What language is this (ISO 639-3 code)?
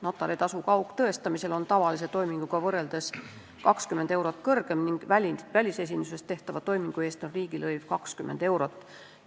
est